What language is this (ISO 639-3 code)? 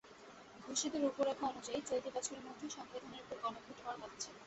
ben